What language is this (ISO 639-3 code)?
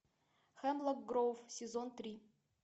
rus